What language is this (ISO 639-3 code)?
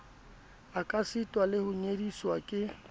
sot